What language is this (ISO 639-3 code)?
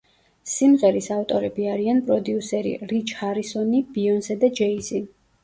kat